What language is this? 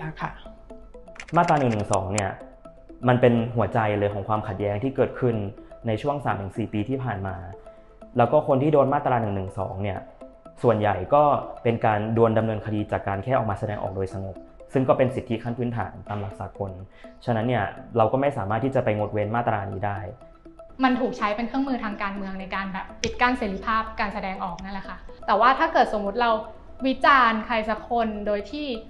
Thai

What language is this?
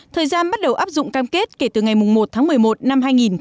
Vietnamese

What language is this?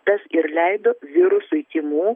Lithuanian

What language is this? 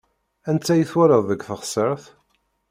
Kabyle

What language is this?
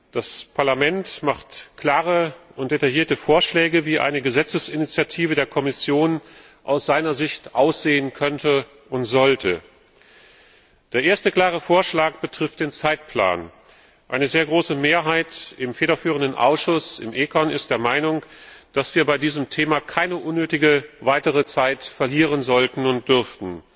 German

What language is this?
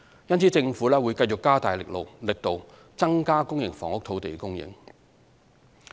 Cantonese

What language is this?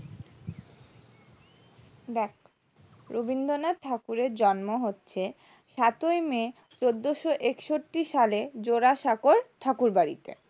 Bangla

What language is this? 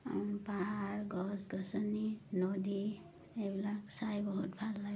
Assamese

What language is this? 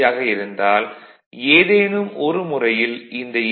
Tamil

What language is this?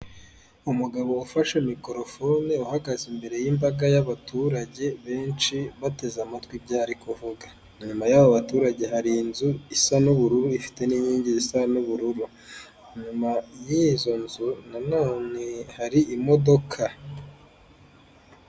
Kinyarwanda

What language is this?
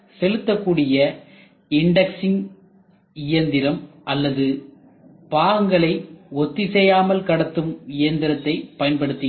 Tamil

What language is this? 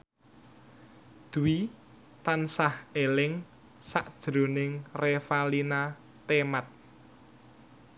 Javanese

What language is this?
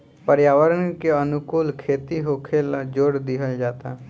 Bhojpuri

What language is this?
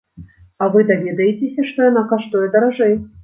Belarusian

